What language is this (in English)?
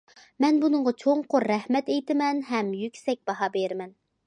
Uyghur